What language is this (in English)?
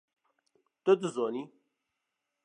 Kurdish